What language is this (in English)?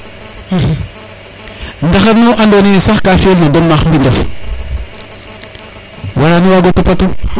Serer